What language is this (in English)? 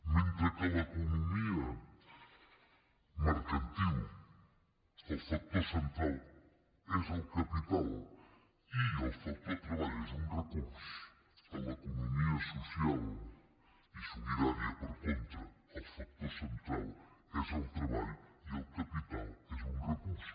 Catalan